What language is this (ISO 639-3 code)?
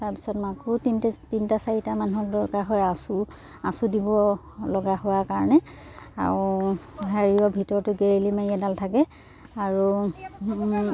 asm